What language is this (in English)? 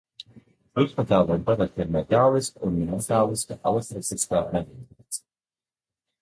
Latvian